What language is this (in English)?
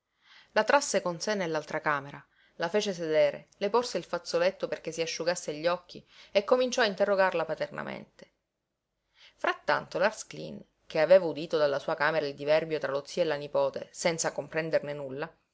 Italian